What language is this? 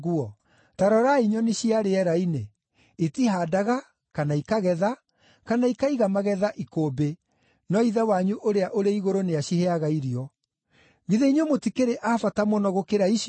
Kikuyu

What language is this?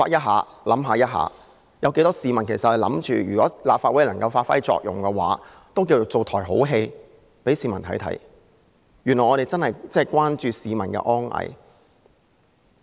Cantonese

